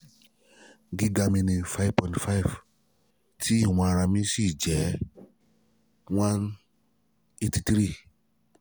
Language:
Yoruba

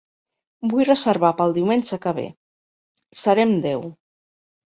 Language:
Catalan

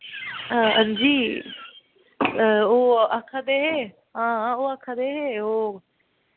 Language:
Dogri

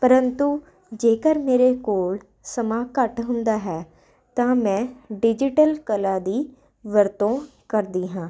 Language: Punjabi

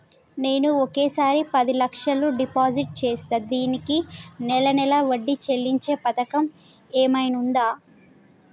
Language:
Telugu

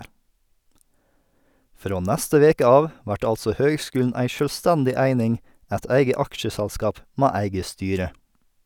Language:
Norwegian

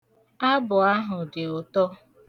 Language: Igbo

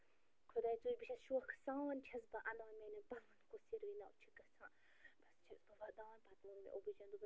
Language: Kashmiri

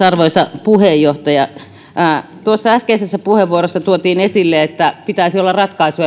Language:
Finnish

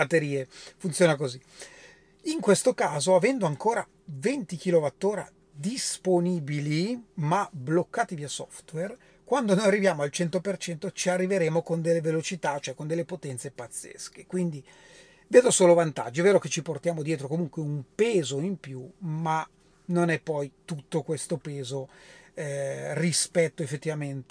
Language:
Italian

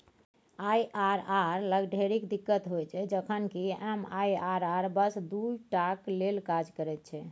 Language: Maithili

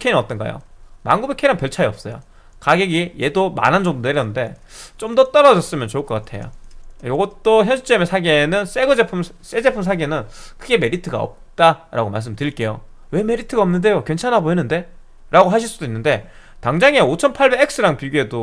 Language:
Korean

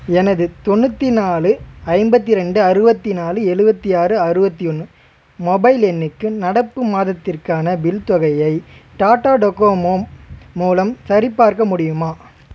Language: Tamil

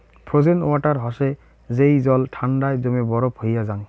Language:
Bangla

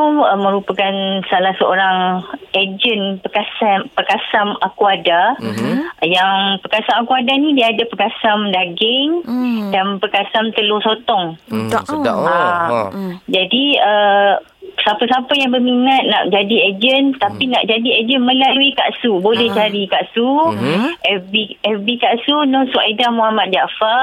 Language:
Malay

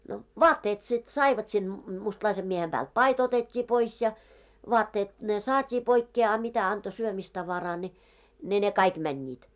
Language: Finnish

